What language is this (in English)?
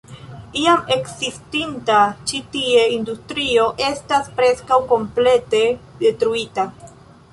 Esperanto